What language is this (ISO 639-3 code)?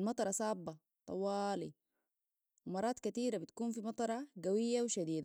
apd